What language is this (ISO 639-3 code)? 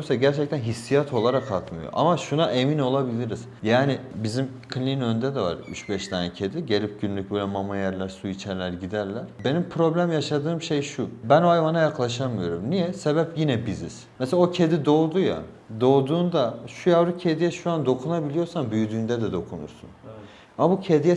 tur